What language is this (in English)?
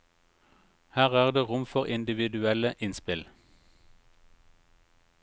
Norwegian